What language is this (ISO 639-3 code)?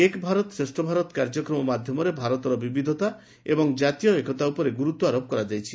ori